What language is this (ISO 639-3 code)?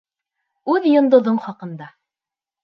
bak